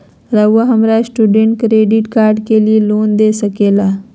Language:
Magahi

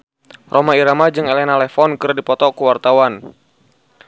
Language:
Sundanese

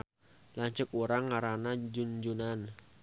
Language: Sundanese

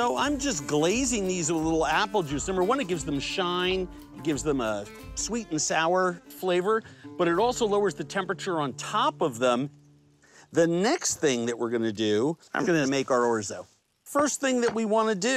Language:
English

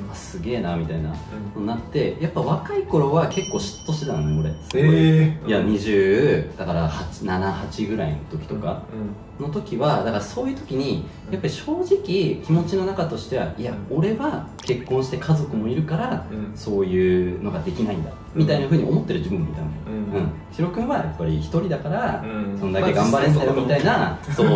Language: Japanese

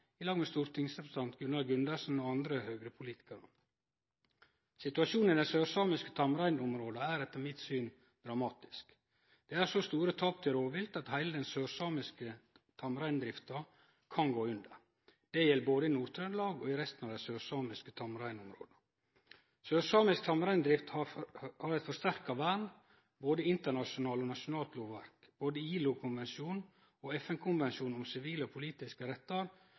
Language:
Norwegian Nynorsk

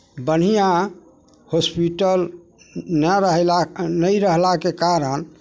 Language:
Maithili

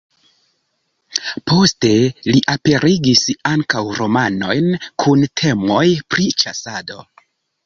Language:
Esperanto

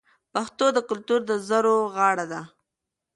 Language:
Pashto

